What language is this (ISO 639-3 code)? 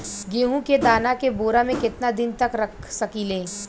bho